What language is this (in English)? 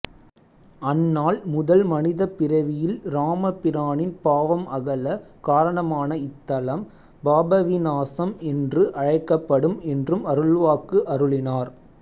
Tamil